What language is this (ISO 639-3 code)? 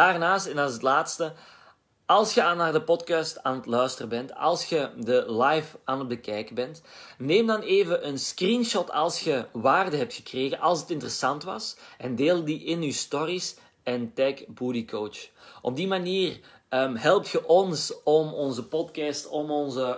nld